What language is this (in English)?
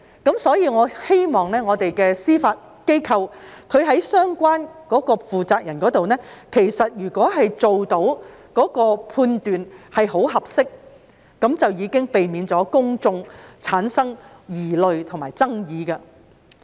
Cantonese